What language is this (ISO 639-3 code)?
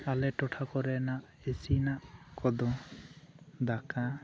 sat